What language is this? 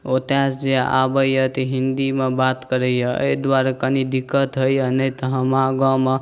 Maithili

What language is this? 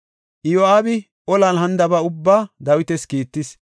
Gofa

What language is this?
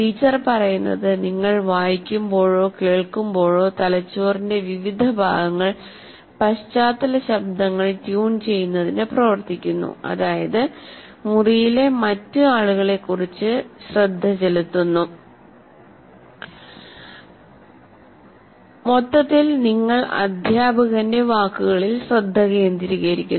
Malayalam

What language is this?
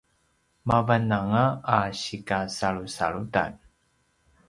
Paiwan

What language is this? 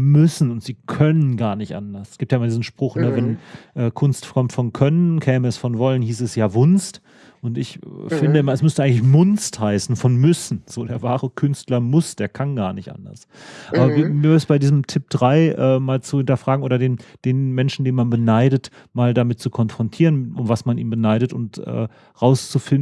German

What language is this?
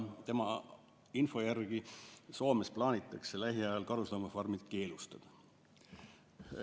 Estonian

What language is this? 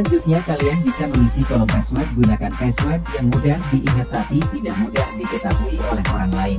Indonesian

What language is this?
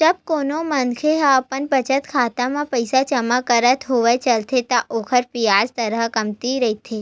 Chhattisgarhi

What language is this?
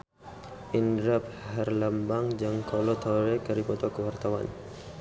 Sundanese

